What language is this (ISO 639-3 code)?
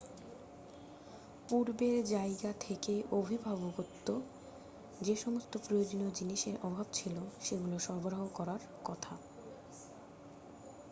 ben